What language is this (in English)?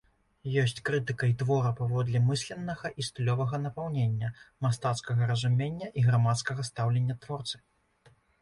Belarusian